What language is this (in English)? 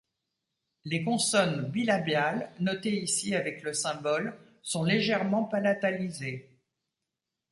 French